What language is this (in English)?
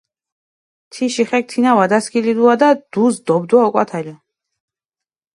Mingrelian